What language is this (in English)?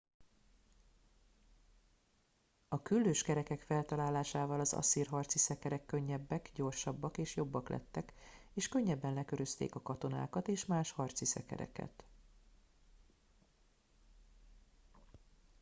Hungarian